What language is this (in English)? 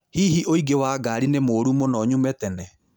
Kikuyu